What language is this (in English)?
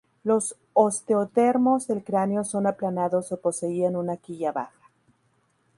Spanish